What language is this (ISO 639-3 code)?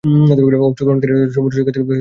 ben